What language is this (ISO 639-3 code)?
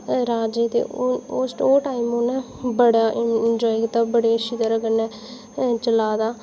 doi